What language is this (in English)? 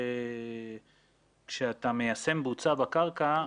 Hebrew